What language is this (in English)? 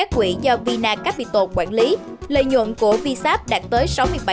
Vietnamese